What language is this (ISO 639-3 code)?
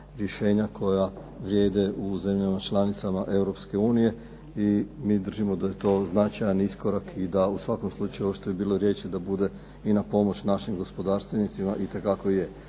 hrv